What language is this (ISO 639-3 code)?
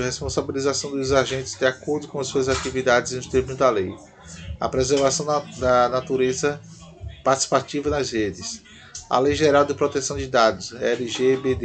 por